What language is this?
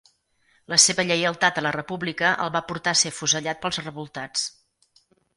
Catalan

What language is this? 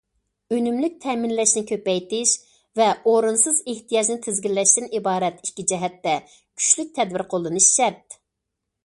Uyghur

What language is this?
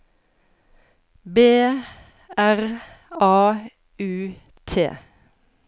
Norwegian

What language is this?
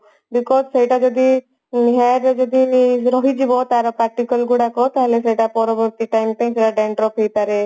Odia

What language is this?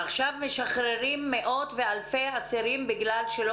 Hebrew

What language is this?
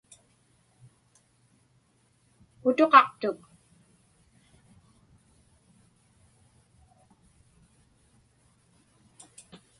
Inupiaq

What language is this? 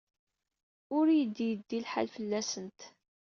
Kabyle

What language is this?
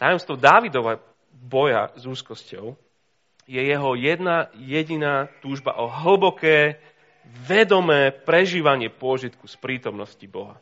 Slovak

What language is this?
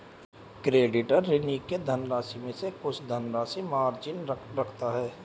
Hindi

